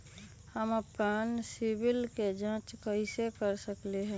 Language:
Magahi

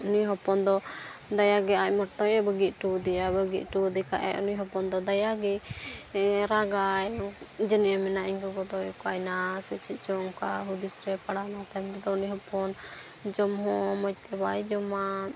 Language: Santali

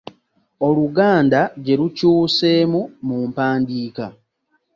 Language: Ganda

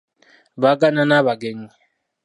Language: Ganda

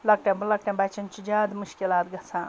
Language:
Kashmiri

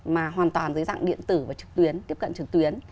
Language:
Vietnamese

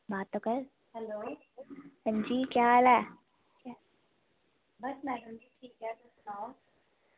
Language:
Dogri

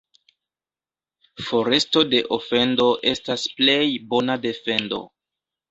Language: Esperanto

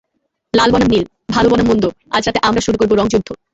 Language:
Bangla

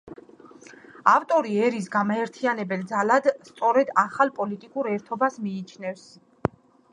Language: Georgian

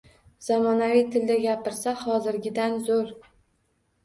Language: Uzbek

